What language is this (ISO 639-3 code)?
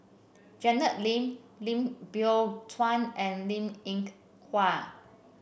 eng